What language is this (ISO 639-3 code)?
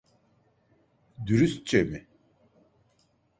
tur